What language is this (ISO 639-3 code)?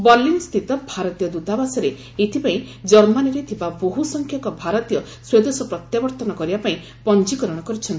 ori